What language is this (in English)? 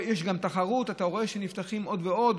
Hebrew